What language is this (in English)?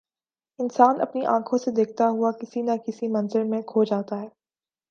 Urdu